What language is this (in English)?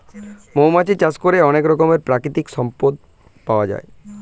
Bangla